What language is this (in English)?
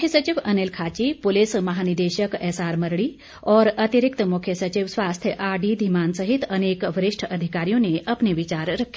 Hindi